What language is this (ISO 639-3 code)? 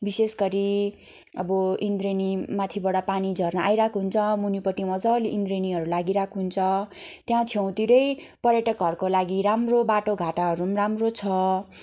nep